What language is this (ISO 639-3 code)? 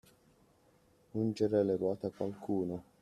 ita